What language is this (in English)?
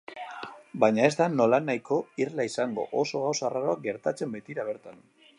Basque